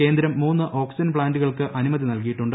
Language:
Malayalam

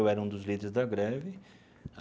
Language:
Portuguese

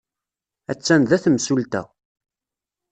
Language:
Kabyle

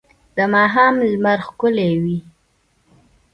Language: Pashto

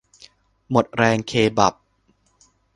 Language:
Thai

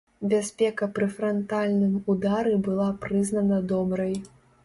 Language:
Belarusian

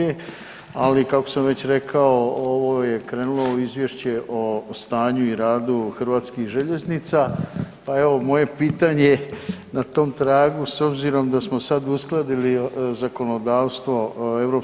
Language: Croatian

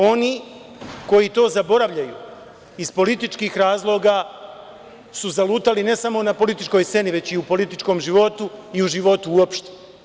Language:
Serbian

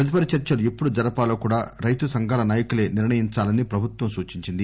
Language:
Telugu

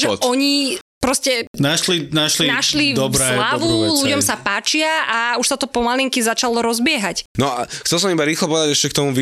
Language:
Slovak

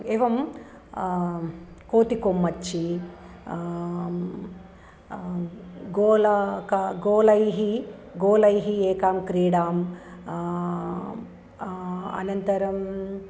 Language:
Sanskrit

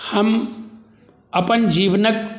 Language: Maithili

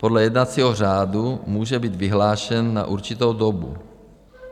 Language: Czech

